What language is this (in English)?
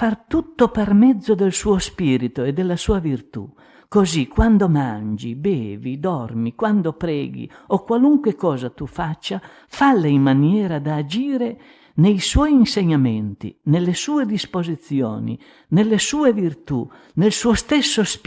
Italian